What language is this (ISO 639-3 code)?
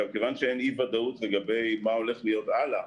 heb